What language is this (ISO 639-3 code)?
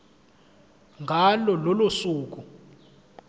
zul